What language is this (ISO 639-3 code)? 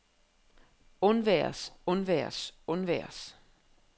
dan